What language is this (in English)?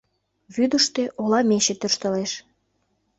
Mari